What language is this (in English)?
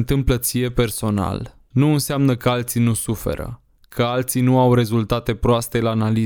Romanian